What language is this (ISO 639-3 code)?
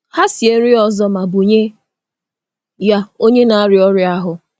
ibo